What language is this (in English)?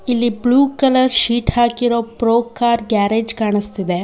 Kannada